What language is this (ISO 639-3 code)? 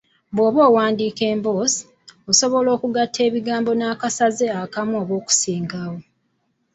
lug